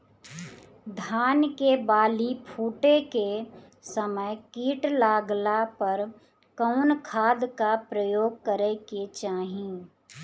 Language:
Bhojpuri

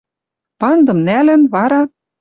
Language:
Western Mari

